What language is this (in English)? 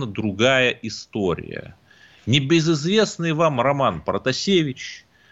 Russian